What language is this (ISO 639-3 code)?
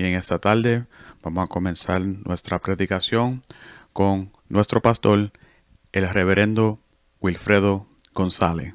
spa